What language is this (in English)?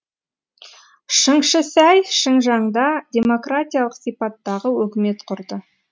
Kazakh